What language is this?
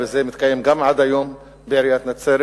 Hebrew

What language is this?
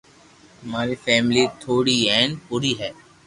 Loarki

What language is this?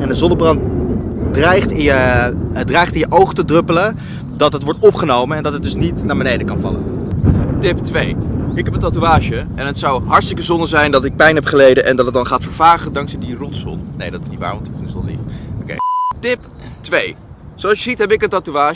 Dutch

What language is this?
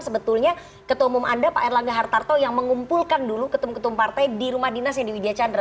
Indonesian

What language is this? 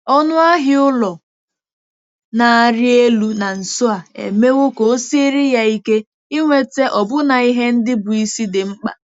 Igbo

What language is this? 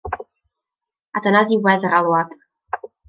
Welsh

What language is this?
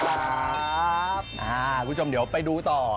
Thai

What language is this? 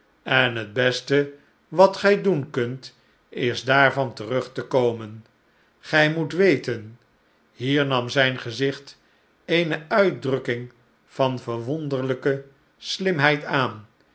Dutch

